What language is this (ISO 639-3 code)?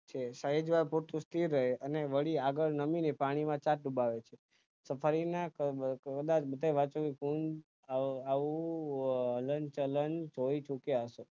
guj